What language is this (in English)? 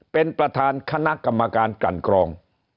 Thai